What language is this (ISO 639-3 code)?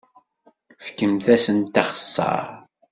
kab